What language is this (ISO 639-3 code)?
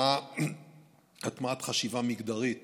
heb